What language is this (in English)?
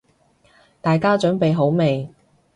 Cantonese